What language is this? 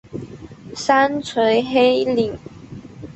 Chinese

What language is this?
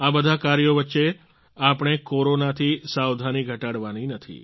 Gujarati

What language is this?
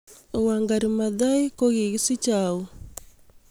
Kalenjin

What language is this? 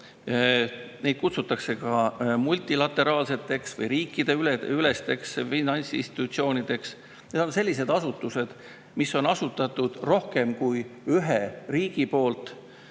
Estonian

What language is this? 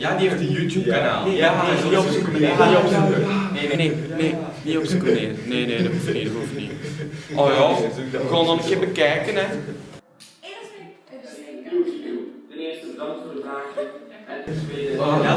Dutch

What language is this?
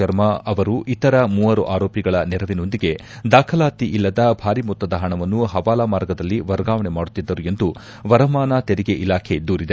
Kannada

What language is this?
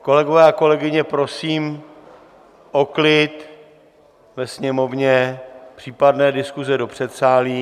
Czech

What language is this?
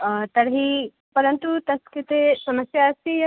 Sanskrit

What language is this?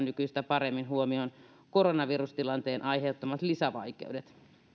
Finnish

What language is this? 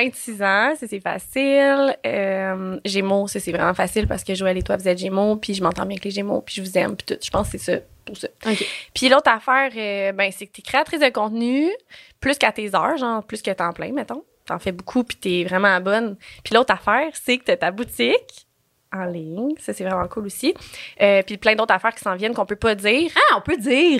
French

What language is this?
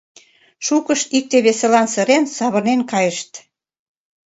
Mari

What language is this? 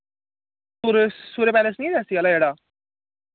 Dogri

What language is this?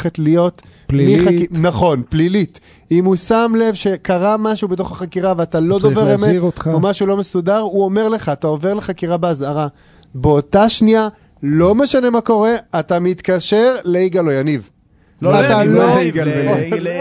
Hebrew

